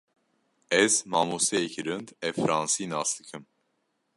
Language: Kurdish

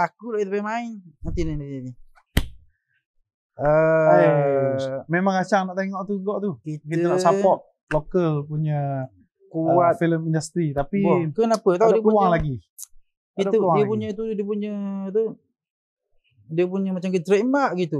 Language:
Malay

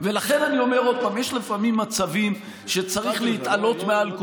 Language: Hebrew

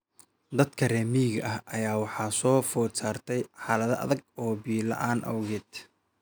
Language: Somali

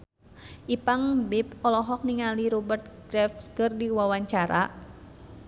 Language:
Sundanese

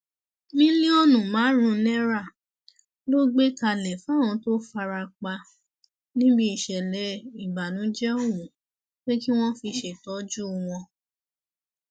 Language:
Yoruba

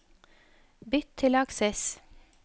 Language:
Norwegian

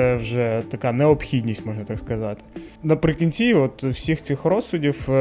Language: Ukrainian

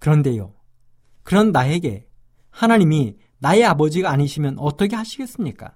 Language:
Korean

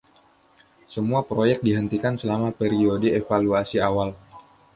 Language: Indonesian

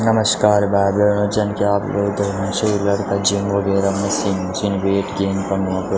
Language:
Garhwali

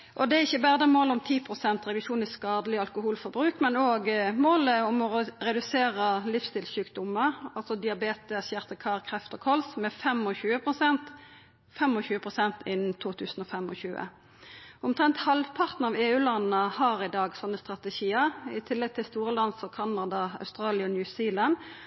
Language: Norwegian Nynorsk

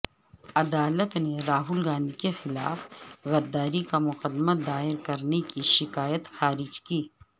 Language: Urdu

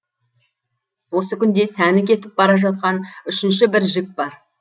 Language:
Kazakh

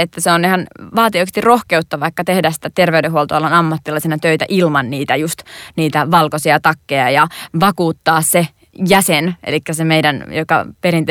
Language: Finnish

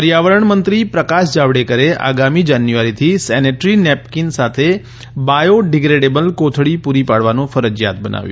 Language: Gujarati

